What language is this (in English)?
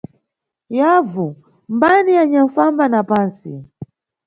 Nyungwe